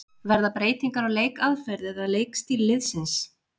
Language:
Icelandic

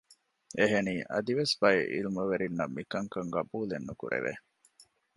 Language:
Divehi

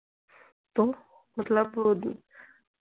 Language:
Hindi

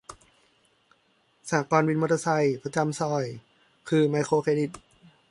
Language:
Thai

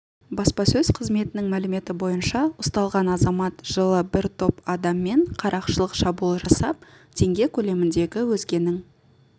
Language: Kazakh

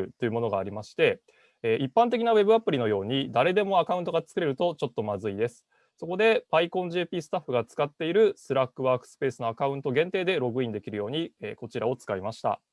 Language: Japanese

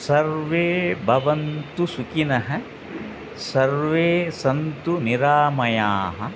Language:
Sanskrit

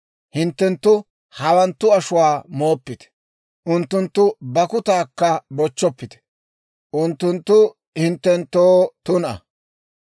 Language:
Dawro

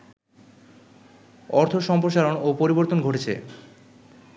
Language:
Bangla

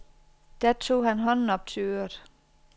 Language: Danish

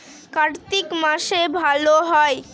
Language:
Bangla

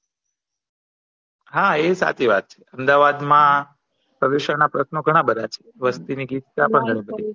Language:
Gujarati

